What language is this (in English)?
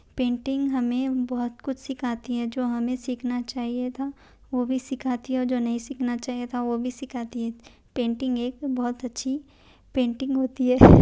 Urdu